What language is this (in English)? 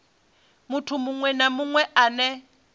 Venda